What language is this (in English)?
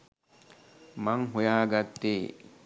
Sinhala